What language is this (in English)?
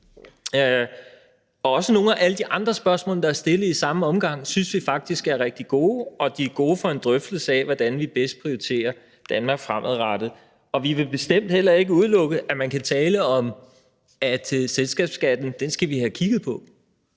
Danish